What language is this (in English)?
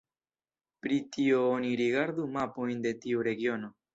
Esperanto